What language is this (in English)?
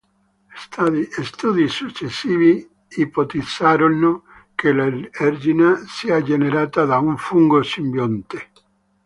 Italian